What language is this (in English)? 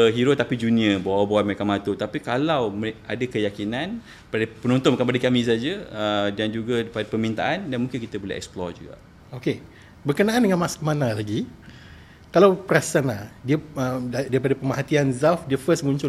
Malay